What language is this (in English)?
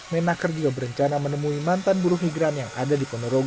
Indonesian